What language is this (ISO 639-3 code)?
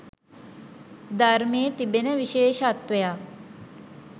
sin